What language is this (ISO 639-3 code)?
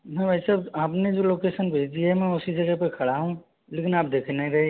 hin